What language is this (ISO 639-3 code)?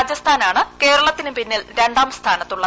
mal